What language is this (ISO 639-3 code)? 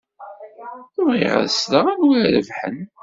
kab